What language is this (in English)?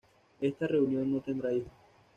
Spanish